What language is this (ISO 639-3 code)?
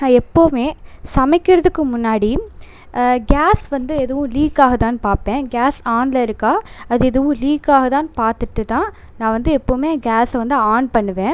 tam